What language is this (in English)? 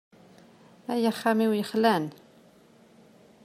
Kabyle